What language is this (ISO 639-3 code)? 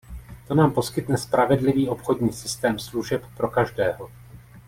ces